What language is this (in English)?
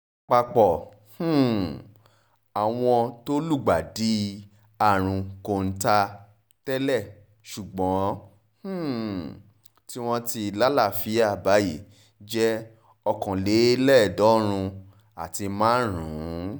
Yoruba